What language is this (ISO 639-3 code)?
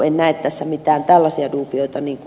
fin